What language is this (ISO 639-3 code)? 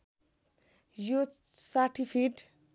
nep